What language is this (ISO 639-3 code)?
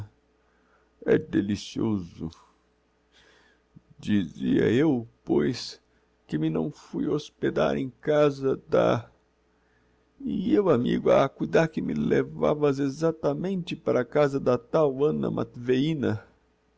por